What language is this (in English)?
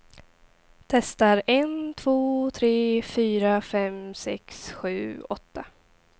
Swedish